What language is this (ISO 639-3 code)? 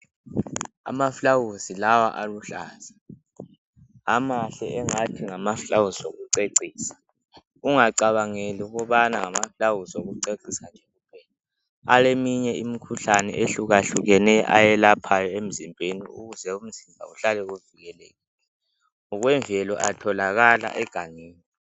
nde